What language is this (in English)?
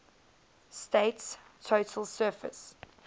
English